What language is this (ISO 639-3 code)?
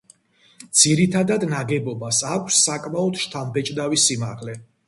kat